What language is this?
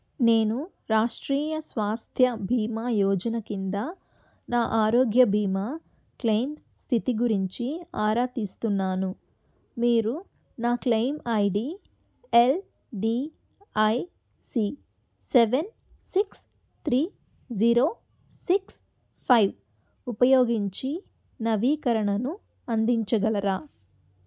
Telugu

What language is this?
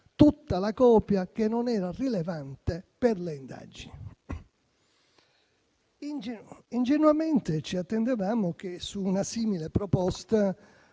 Italian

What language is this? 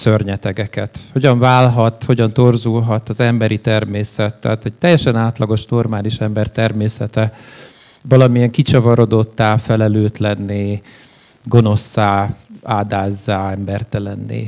Hungarian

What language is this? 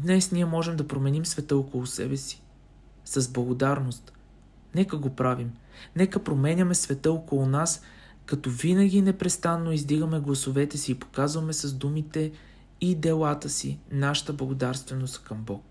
Bulgarian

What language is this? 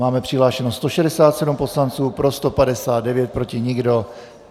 Czech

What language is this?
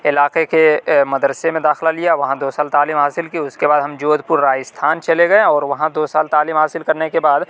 Urdu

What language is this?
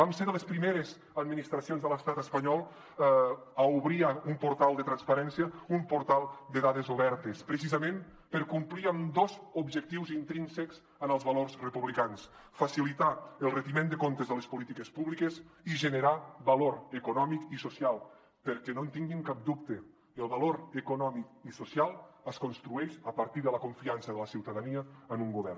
Catalan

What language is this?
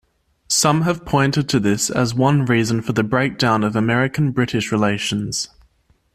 English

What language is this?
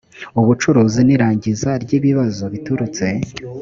Kinyarwanda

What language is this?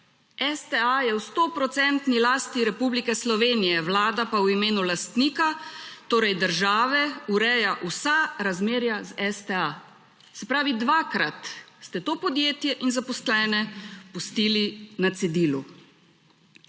Slovenian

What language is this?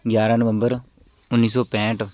Punjabi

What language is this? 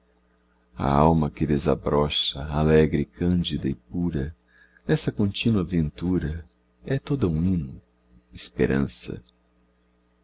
Portuguese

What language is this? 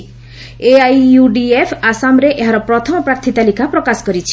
Odia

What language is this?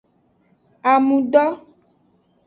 Aja (Benin)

